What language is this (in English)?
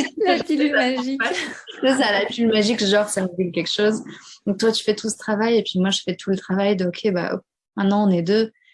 French